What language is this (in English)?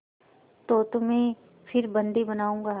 Hindi